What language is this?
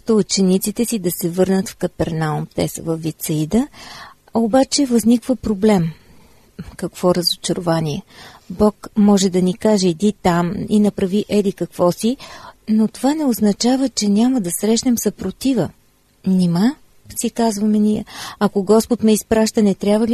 Bulgarian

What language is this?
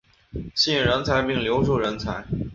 Chinese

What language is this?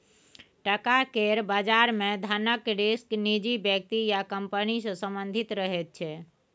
Maithili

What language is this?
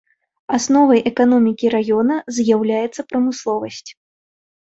Belarusian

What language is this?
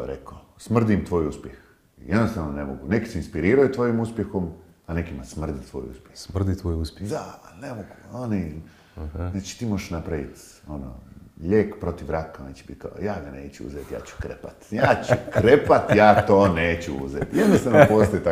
Croatian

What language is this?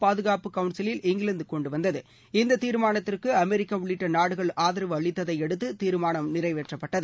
Tamil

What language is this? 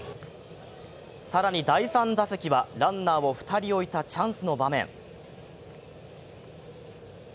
Japanese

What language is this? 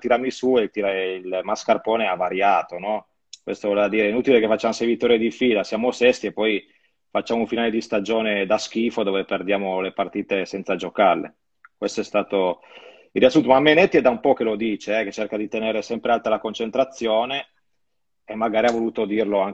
Italian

